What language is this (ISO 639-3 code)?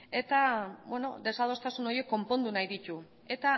eus